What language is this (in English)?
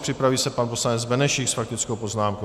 Czech